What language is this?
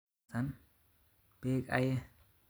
Kalenjin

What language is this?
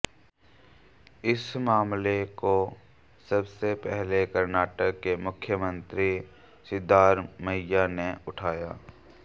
Hindi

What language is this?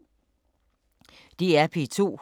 Danish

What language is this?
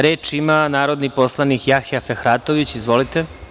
Serbian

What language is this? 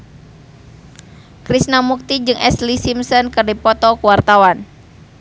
Sundanese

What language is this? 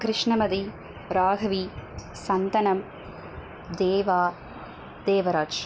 Tamil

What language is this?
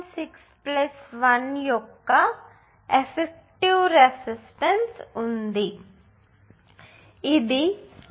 Telugu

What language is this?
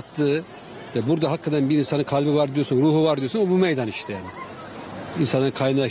Turkish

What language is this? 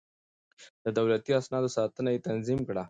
Pashto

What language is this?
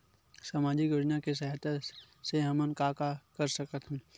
Chhattisgarhi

